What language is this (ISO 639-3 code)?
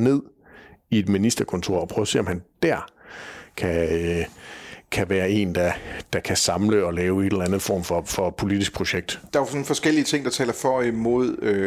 dan